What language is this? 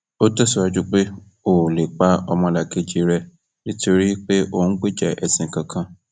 Yoruba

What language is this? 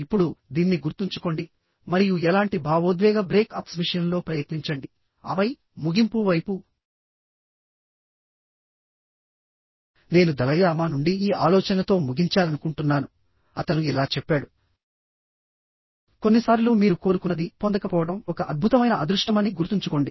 Telugu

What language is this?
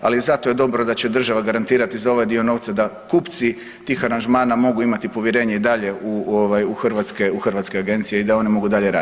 Croatian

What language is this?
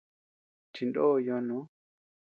Tepeuxila Cuicatec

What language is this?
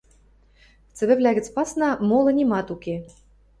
Western Mari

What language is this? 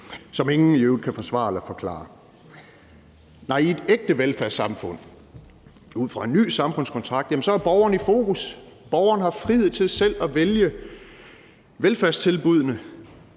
Danish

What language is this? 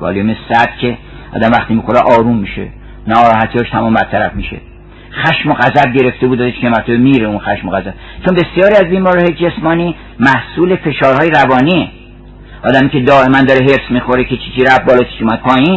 Persian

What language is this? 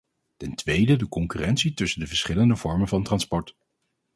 Dutch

